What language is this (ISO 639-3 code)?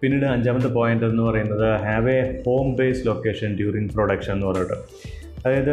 mal